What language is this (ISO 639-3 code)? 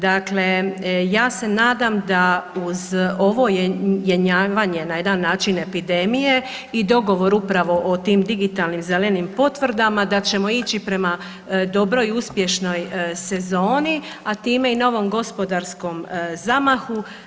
hrv